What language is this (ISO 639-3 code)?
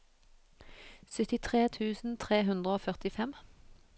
nor